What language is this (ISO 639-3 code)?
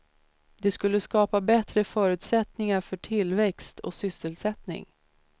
swe